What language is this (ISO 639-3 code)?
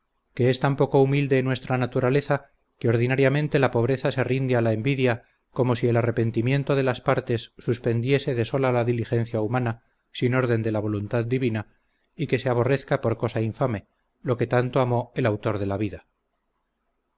spa